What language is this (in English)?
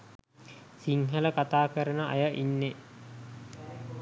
Sinhala